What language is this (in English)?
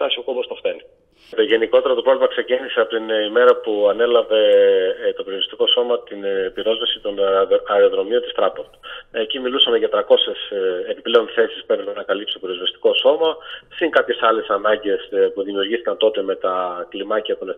Greek